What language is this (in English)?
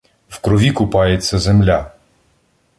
Ukrainian